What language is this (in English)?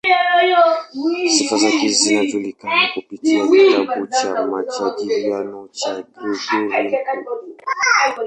Swahili